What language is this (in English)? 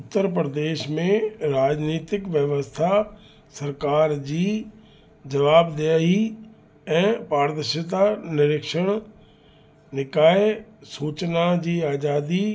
Sindhi